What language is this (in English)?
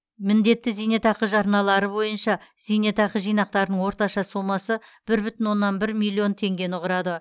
Kazakh